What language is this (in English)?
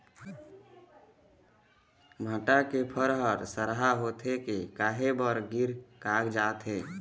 Chhattisgarhi